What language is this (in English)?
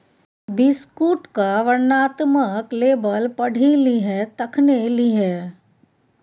Maithili